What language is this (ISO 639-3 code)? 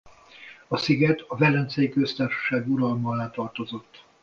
hun